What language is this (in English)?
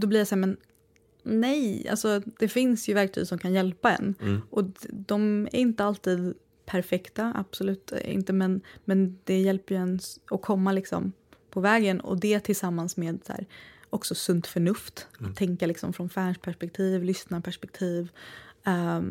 Swedish